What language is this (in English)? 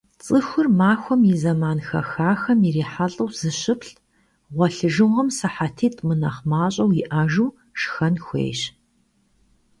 Kabardian